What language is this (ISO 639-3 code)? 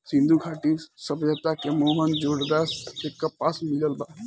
bho